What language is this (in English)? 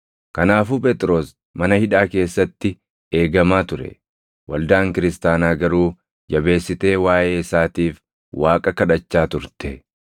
Oromo